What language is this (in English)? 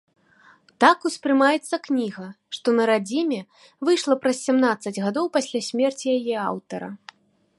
Belarusian